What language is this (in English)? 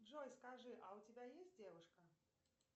Russian